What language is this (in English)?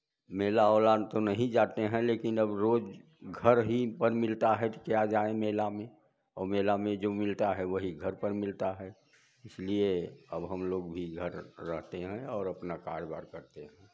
Hindi